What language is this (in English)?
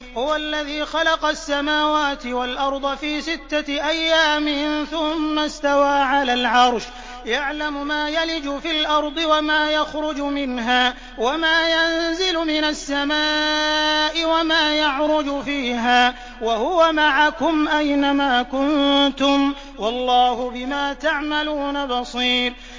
Arabic